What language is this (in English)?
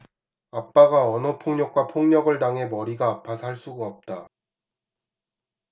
Korean